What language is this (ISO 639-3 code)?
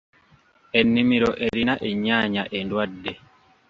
lug